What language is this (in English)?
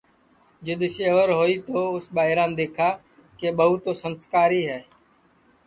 Sansi